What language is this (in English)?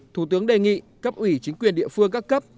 Vietnamese